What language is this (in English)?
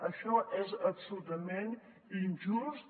Catalan